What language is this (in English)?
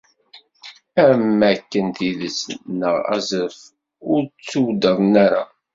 Kabyle